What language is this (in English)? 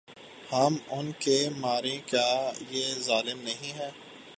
Urdu